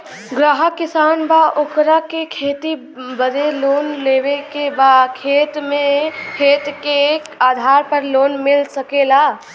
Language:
Bhojpuri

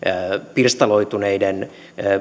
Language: Finnish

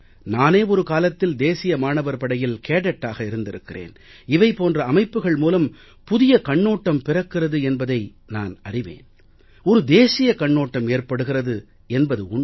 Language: Tamil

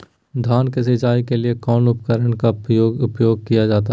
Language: Magahi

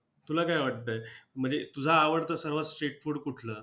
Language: Marathi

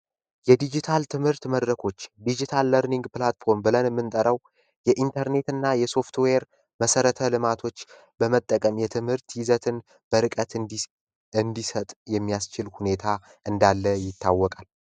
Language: Amharic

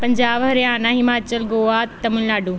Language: Punjabi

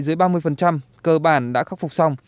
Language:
Vietnamese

